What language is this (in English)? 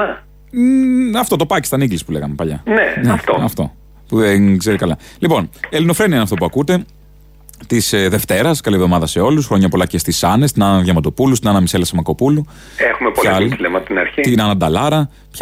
Greek